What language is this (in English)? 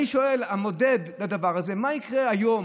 Hebrew